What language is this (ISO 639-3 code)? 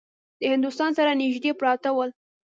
pus